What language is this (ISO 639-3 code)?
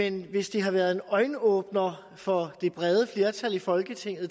dan